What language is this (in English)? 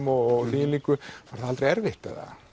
Icelandic